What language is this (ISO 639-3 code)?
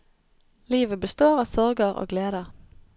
nor